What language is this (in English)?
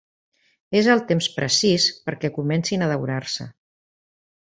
Catalan